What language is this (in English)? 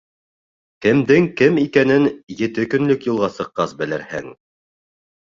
Bashkir